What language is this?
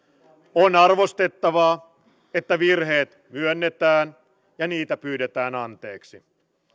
Finnish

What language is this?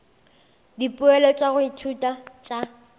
Northern Sotho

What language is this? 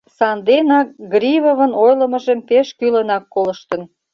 Mari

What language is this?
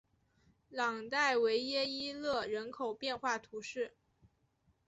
Chinese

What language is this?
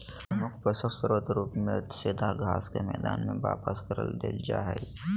Magahi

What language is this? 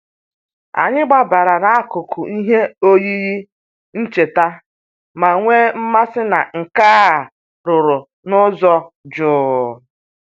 Igbo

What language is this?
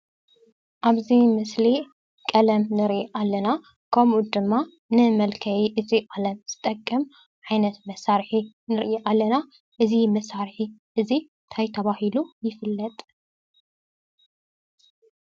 Tigrinya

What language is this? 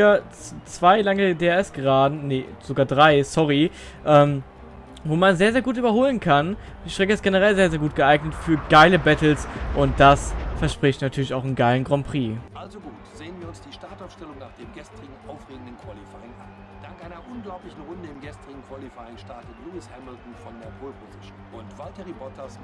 German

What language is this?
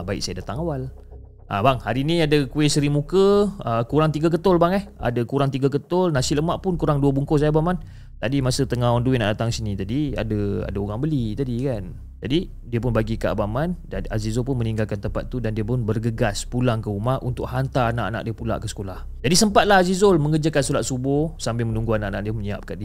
Malay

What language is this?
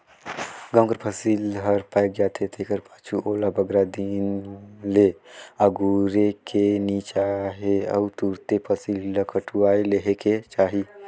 Chhattisgarhi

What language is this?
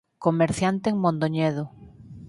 Galician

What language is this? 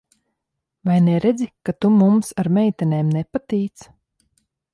Latvian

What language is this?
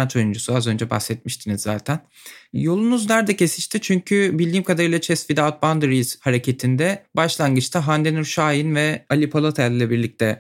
Turkish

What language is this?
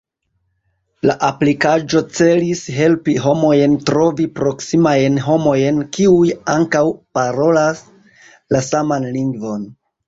Esperanto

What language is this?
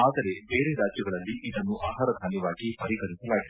Kannada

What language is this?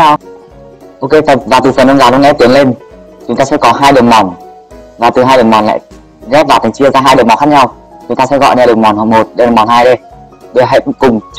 Vietnamese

